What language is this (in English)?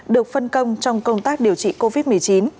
Vietnamese